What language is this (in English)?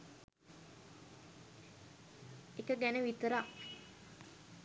Sinhala